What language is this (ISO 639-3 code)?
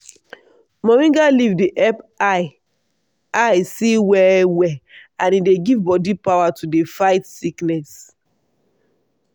pcm